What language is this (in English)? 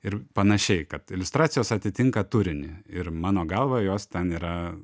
Lithuanian